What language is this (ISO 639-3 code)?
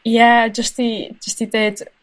cym